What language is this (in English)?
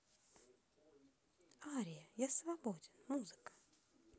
Russian